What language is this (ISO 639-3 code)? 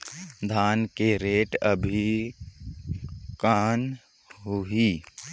hne